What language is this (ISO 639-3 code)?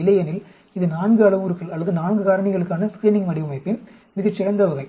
tam